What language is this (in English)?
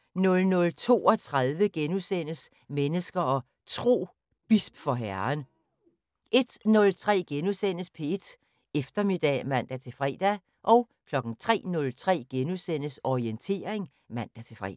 Danish